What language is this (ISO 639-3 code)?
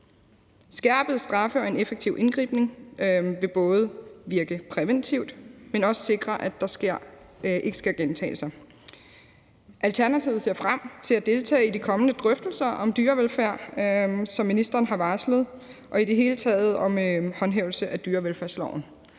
dan